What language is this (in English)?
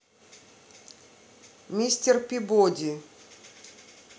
Russian